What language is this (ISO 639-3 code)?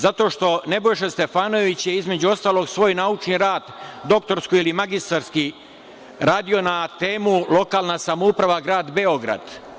srp